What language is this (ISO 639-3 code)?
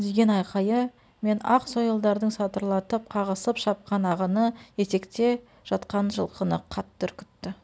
kaz